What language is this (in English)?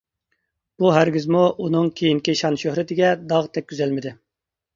Uyghur